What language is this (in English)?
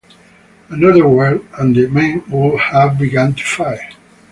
English